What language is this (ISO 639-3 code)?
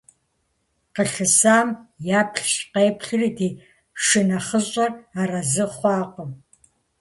kbd